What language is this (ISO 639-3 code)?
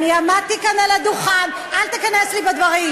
heb